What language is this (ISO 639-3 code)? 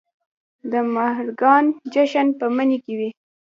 pus